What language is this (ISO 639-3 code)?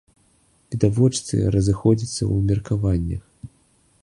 bel